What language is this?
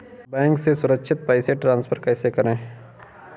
Hindi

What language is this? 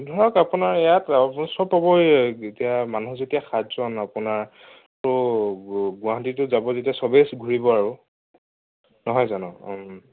Assamese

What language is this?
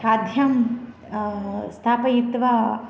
Sanskrit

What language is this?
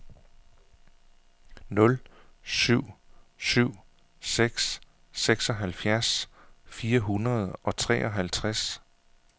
Danish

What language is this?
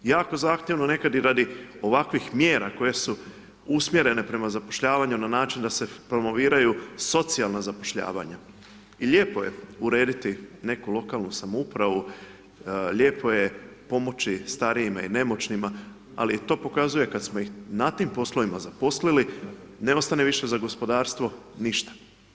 Croatian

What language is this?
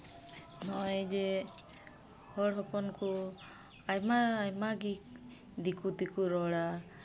Santali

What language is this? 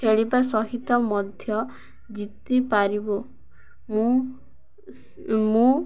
Odia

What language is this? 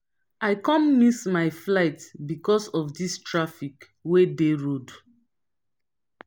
Nigerian Pidgin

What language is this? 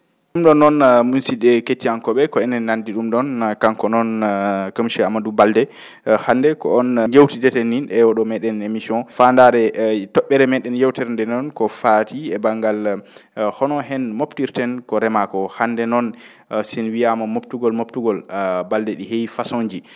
Fula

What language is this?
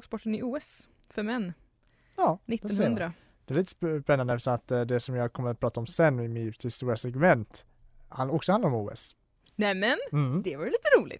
Swedish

